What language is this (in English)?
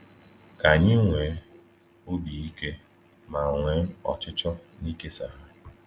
Igbo